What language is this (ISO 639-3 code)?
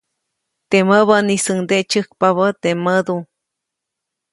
zoc